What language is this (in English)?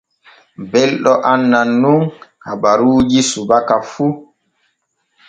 Borgu Fulfulde